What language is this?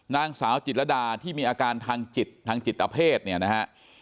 Thai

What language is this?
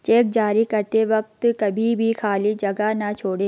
Hindi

